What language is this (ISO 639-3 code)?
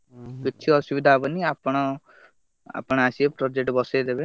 ori